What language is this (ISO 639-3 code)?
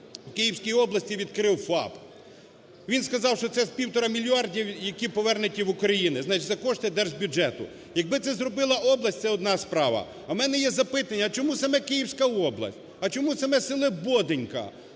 ukr